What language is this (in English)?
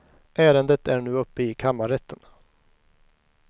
Swedish